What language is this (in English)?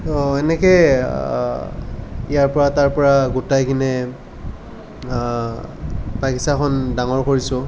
Assamese